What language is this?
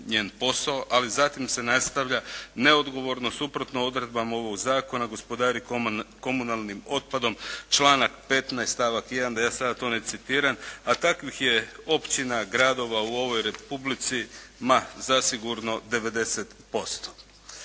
Croatian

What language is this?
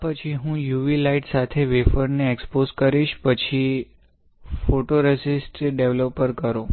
Gujarati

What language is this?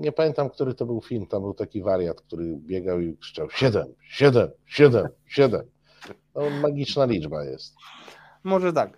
Polish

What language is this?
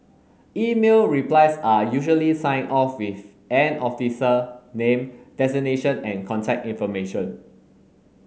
English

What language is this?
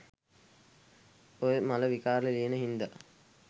Sinhala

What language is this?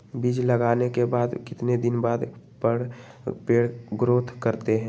Magahi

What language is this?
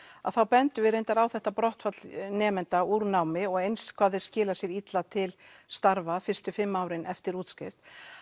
Icelandic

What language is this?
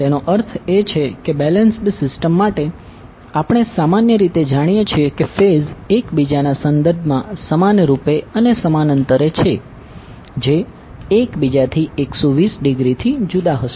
Gujarati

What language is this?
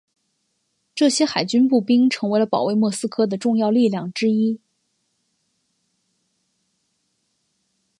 Chinese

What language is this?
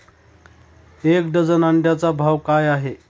Marathi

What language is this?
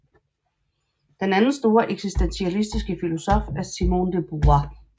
Danish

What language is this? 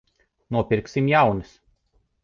Latvian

